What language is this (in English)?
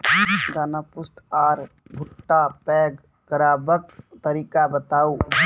Maithili